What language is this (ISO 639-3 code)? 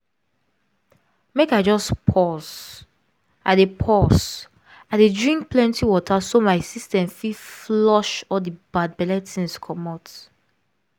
pcm